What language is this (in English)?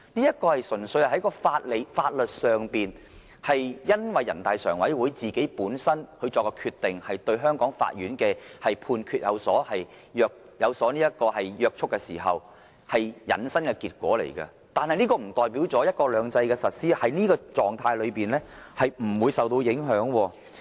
Cantonese